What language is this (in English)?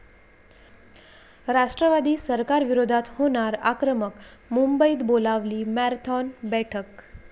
Marathi